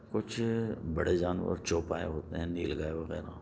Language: Urdu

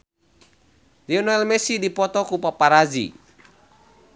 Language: Sundanese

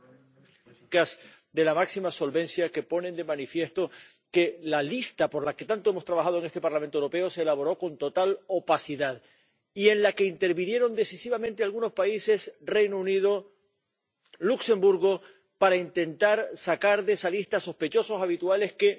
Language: Spanish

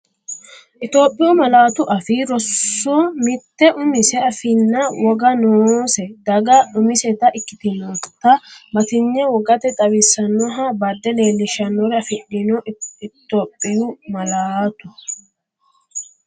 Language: Sidamo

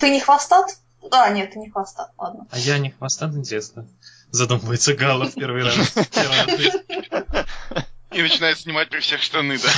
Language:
Russian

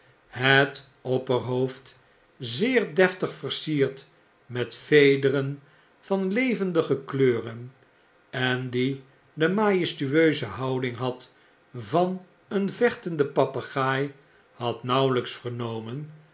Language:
Dutch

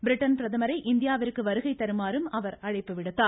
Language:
Tamil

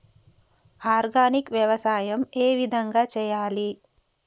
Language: Telugu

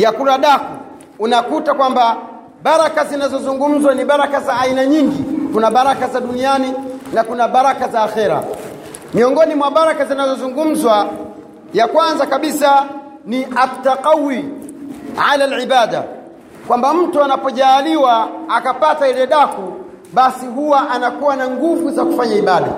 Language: Swahili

